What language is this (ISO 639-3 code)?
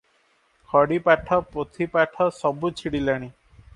ori